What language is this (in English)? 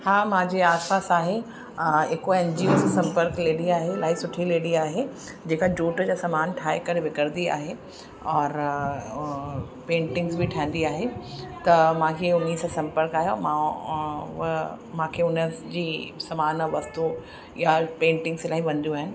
Sindhi